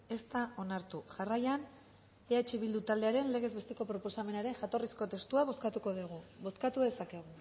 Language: Basque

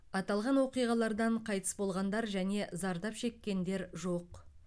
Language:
Kazakh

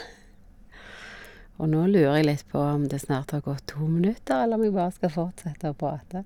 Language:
Norwegian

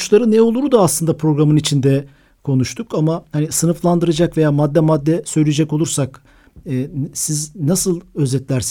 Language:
Turkish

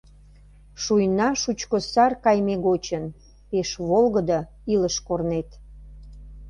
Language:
Mari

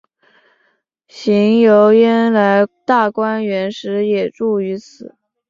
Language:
Chinese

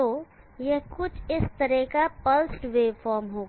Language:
Hindi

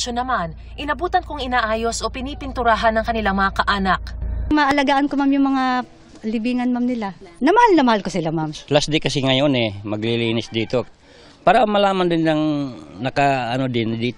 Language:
Filipino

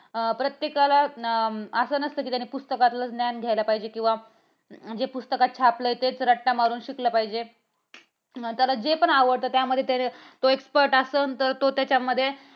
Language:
Marathi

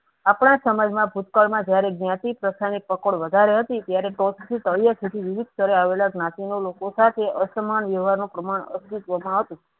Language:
Gujarati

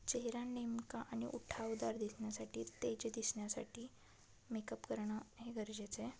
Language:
Marathi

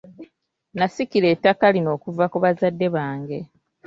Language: Ganda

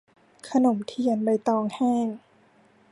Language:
Thai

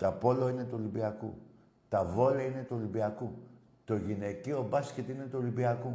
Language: Greek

